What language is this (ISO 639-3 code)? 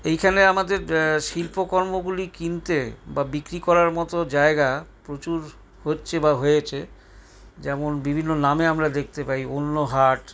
ben